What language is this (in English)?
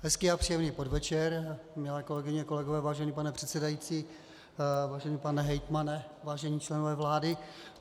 Czech